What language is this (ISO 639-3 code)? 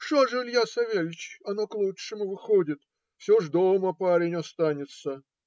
rus